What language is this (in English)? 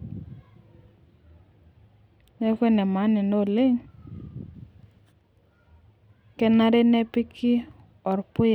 Masai